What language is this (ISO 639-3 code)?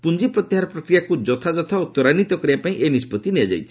ori